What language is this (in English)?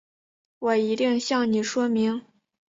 Chinese